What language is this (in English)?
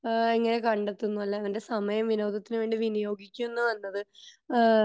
Malayalam